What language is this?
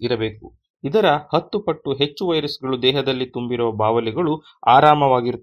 Kannada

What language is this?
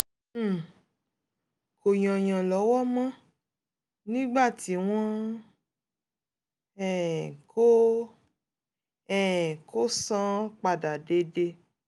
Yoruba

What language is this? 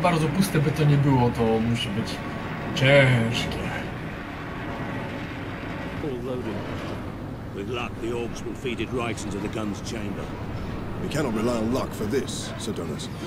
Polish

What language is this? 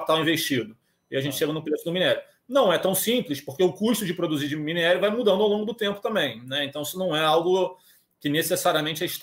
Portuguese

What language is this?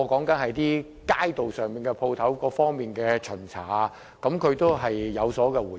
Cantonese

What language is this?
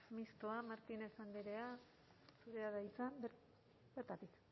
Basque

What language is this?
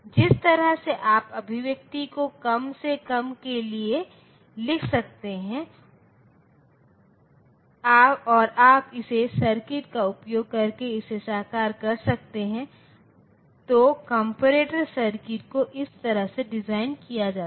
Hindi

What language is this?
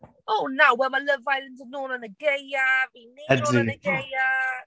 Welsh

